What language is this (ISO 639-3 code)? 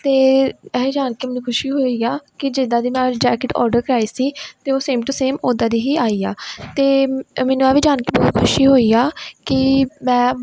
pan